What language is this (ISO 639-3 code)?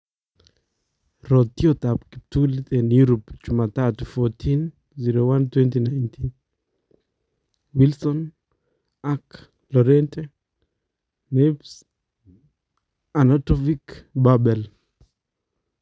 kln